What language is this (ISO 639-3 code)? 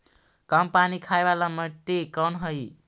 mag